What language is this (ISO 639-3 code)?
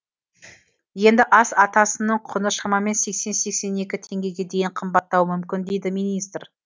kaz